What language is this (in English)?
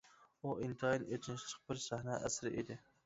Uyghur